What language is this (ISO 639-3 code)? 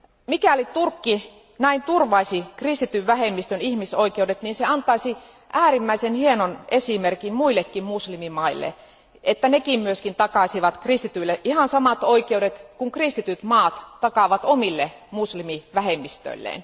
fin